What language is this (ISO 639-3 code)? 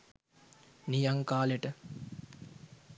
sin